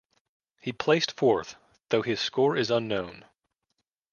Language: English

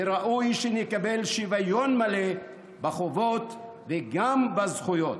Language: Hebrew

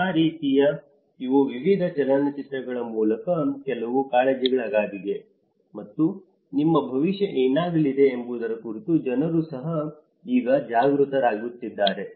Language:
Kannada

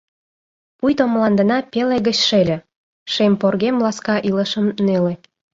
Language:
Mari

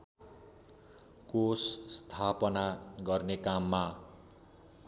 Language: Nepali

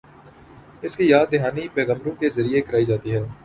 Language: Urdu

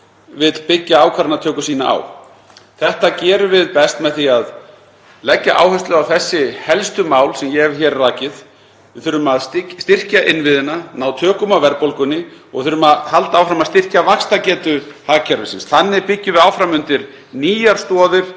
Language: Icelandic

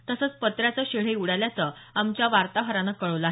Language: Marathi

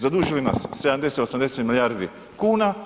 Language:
Croatian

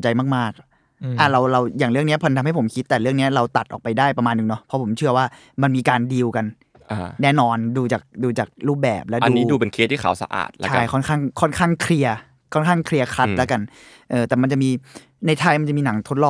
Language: Thai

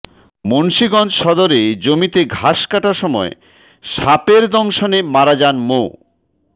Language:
Bangla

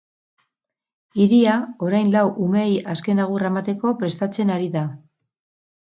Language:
Basque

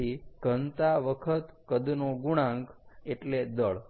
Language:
Gujarati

